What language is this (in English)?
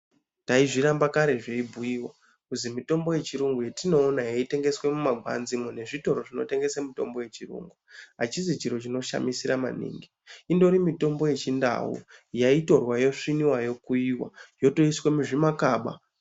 Ndau